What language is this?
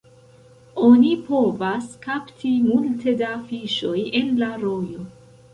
Esperanto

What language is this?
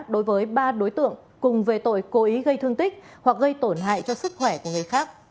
Vietnamese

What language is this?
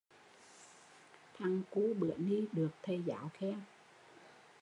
Vietnamese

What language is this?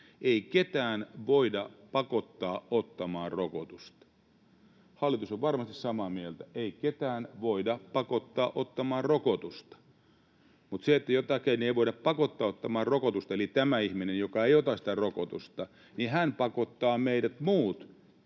Finnish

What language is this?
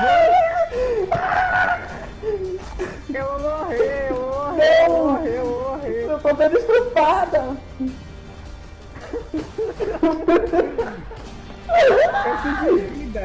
Portuguese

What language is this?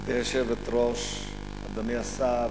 Hebrew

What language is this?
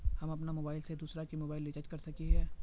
Magahi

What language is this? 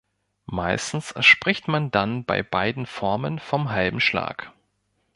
German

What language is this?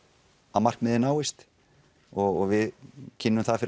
Icelandic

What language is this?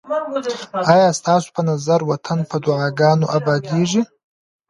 Pashto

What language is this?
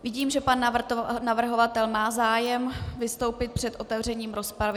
Czech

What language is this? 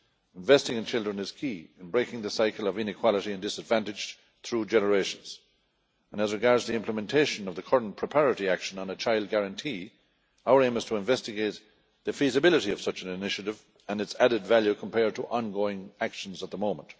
English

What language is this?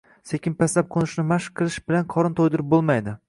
Uzbek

